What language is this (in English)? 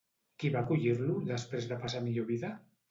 Catalan